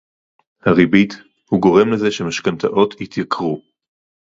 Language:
Hebrew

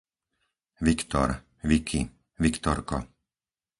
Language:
Slovak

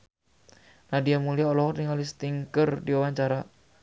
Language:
Sundanese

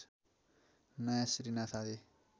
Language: Nepali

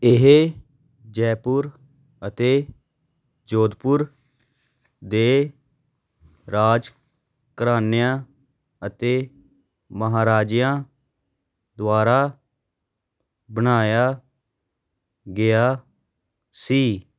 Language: Punjabi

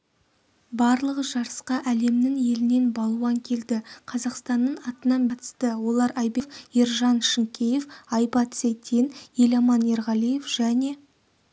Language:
Kazakh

